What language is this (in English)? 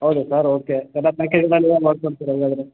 Kannada